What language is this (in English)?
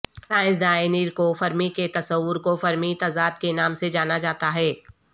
Urdu